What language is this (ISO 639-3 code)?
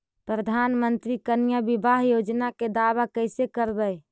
mag